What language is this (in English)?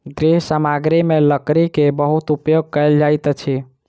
Maithili